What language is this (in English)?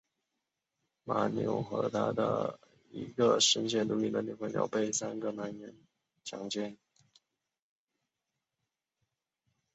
Chinese